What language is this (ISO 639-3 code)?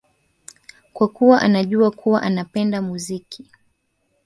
swa